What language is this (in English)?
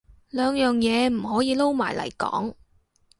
Cantonese